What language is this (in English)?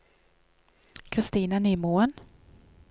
Norwegian